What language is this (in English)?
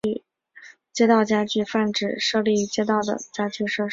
Chinese